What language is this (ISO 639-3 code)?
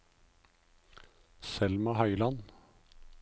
nor